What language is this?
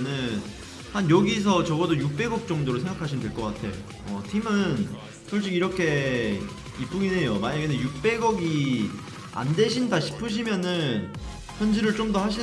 Korean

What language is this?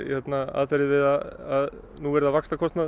Icelandic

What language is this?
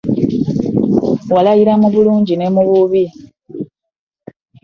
Ganda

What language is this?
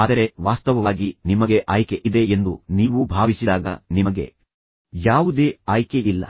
Kannada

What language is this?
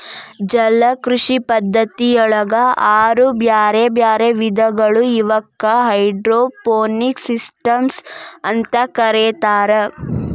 Kannada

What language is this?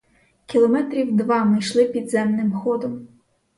Ukrainian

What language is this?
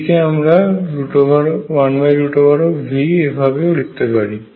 Bangla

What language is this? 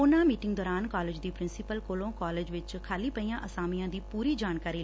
Punjabi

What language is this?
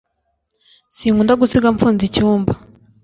Kinyarwanda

